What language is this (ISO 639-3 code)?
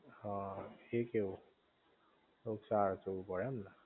guj